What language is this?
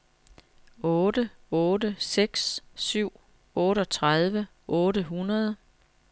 Danish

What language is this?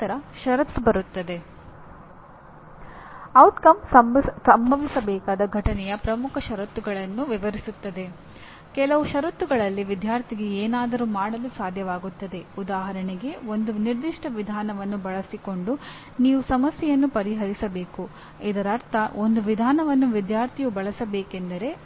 Kannada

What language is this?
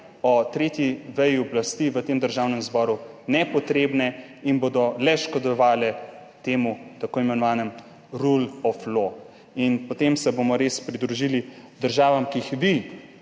Slovenian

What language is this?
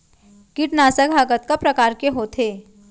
Chhattisgarhi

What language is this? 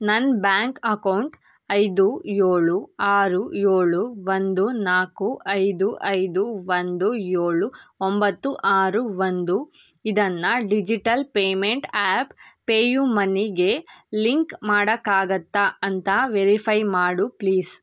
Kannada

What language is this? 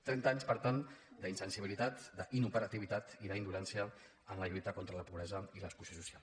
Catalan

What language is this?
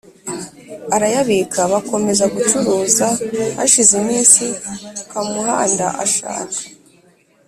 Kinyarwanda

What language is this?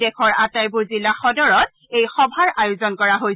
Assamese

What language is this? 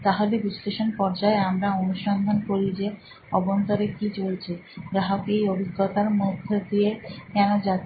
Bangla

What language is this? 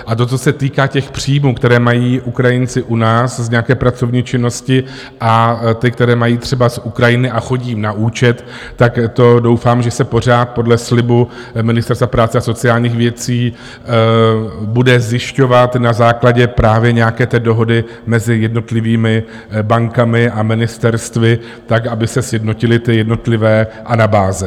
Czech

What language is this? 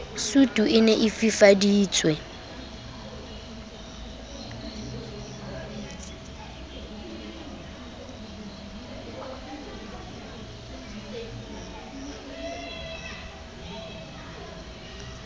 Southern Sotho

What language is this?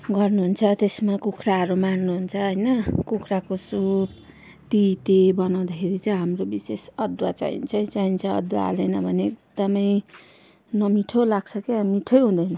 Nepali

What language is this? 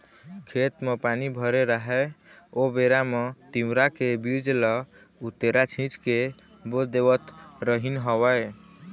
Chhattisgarhi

